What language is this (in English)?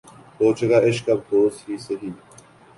Urdu